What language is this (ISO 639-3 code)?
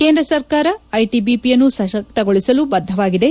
kan